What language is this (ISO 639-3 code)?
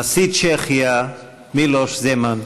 heb